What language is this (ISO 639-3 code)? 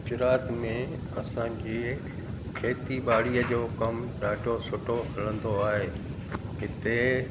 snd